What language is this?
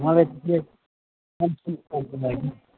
Nepali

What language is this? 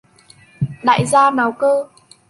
Vietnamese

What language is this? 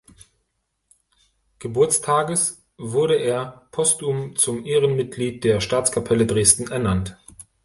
German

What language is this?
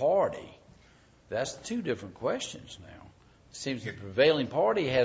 English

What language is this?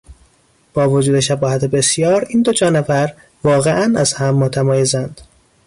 Persian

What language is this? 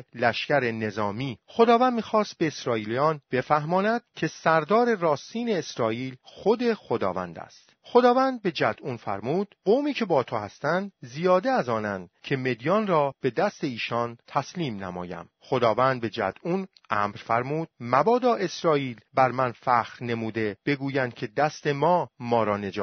Persian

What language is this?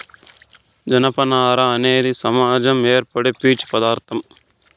Telugu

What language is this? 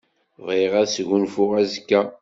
Kabyle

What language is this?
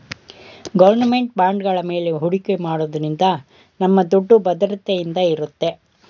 Kannada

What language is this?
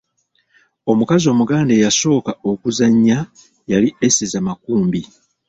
Ganda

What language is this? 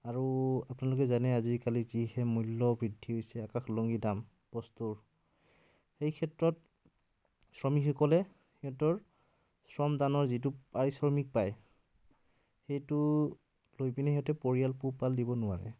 Assamese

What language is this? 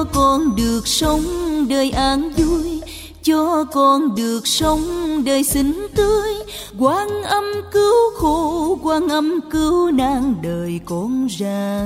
Vietnamese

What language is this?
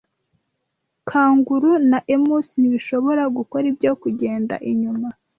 Kinyarwanda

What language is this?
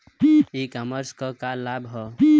Bhojpuri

